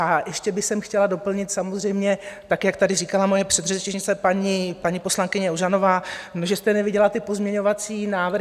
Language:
Czech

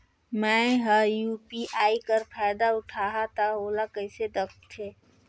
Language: Chhattisgarhi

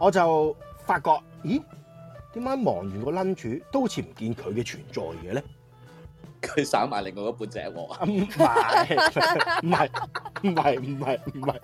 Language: Chinese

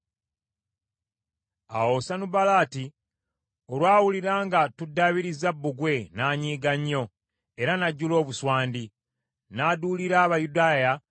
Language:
Ganda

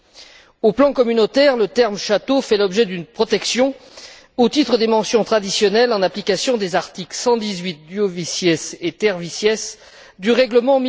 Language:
French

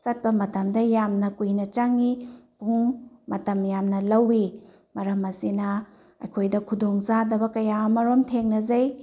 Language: Manipuri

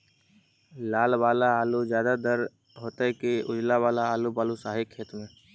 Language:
Magahi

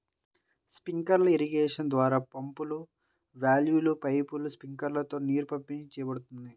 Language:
Telugu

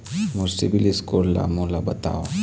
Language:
Chhattisgarhi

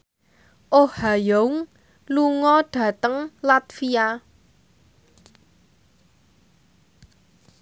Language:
Javanese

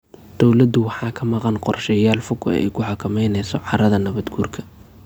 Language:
Somali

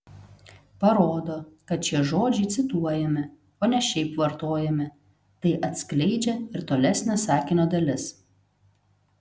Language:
Lithuanian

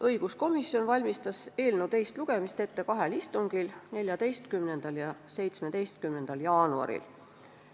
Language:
Estonian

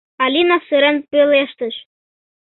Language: Mari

